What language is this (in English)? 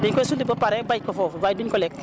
Wolof